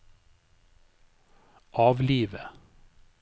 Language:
Norwegian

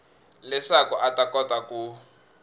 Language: Tsonga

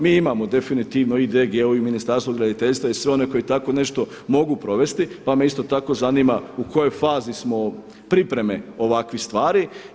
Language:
Croatian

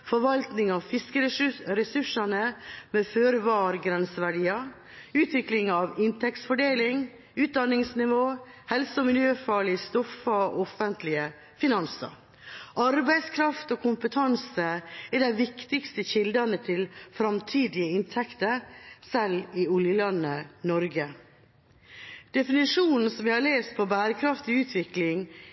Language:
Norwegian Bokmål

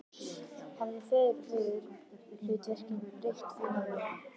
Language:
Icelandic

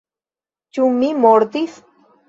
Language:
Esperanto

